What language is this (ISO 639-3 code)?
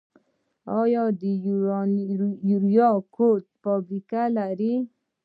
pus